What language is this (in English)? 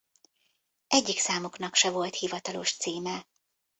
Hungarian